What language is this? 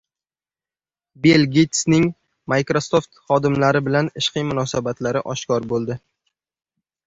Uzbek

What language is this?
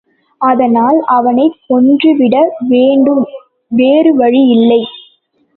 Tamil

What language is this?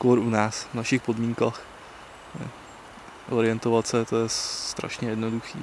Czech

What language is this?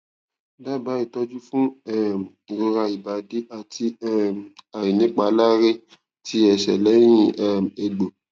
Yoruba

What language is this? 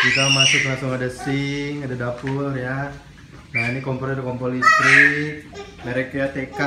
Indonesian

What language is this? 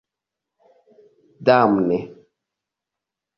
Esperanto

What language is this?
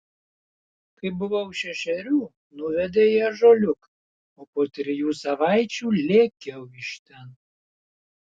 Lithuanian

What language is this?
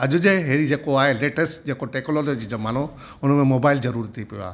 Sindhi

